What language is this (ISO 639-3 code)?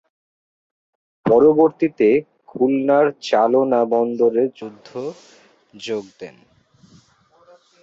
ben